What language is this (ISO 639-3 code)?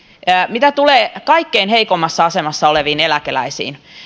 fin